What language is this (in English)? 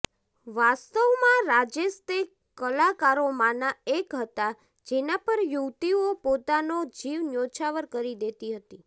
Gujarati